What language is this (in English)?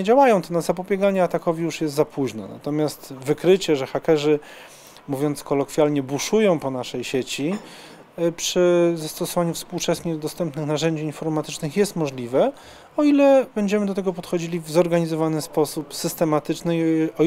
Polish